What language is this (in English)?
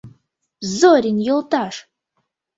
Mari